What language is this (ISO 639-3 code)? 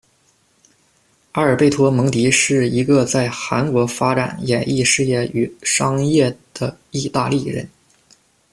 zho